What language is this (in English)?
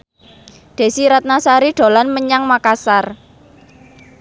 Javanese